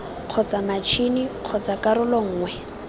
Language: Tswana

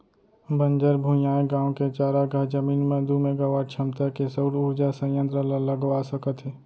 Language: Chhattisgarhi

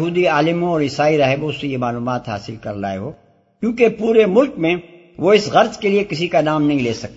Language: Urdu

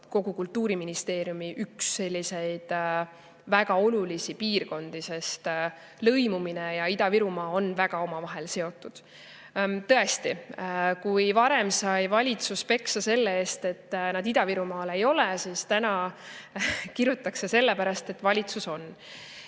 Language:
Estonian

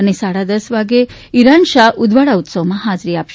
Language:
Gujarati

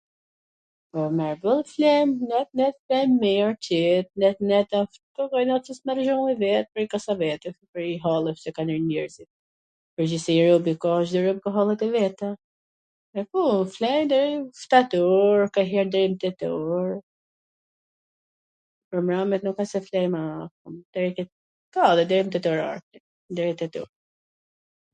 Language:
Gheg Albanian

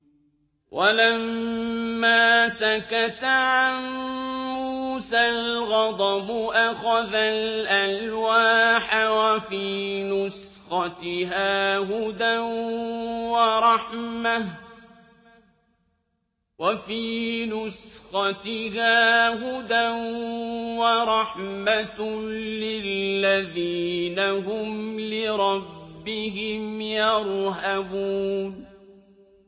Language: Arabic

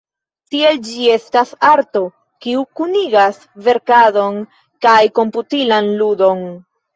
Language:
Esperanto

